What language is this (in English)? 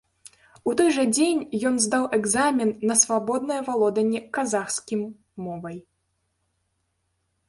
Belarusian